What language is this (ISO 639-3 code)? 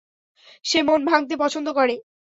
ben